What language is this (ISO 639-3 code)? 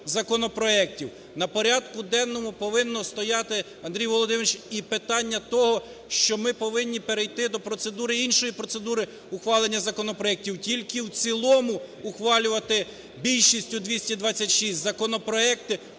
ukr